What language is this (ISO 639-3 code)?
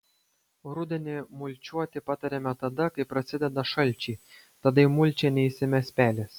lit